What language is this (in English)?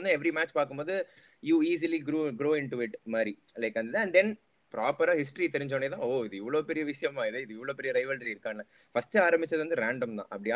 Tamil